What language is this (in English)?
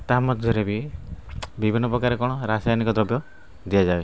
Odia